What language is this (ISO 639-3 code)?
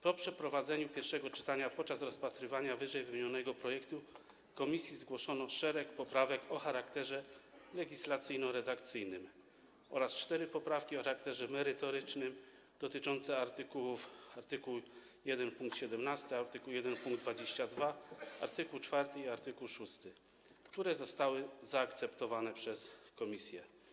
pol